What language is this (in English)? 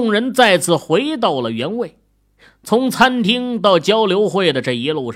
Chinese